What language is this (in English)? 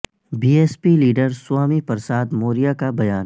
Urdu